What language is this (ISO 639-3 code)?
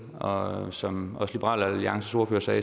dan